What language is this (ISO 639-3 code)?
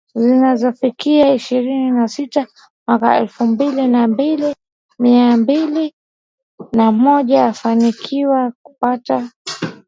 swa